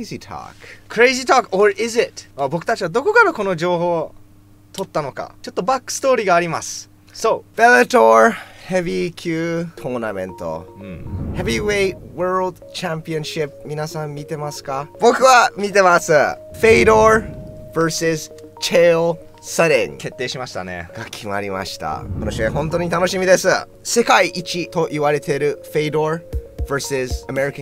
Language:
Japanese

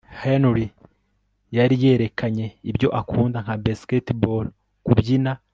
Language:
Kinyarwanda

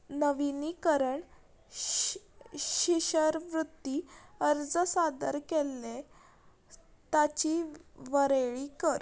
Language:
Konkani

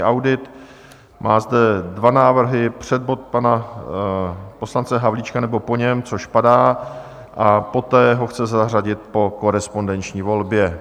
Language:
Czech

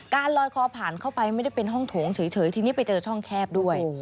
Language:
Thai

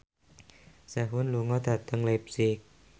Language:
Javanese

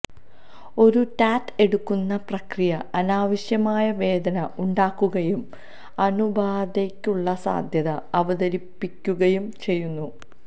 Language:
Malayalam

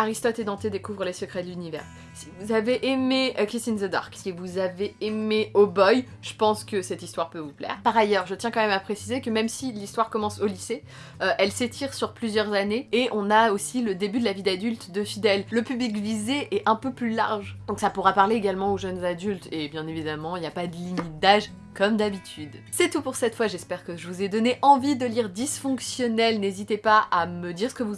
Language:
French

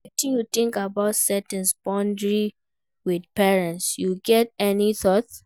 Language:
Nigerian Pidgin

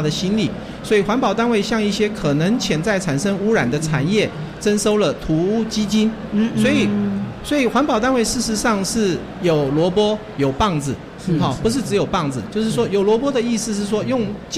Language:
Chinese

